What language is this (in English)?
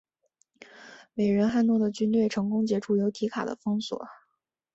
Chinese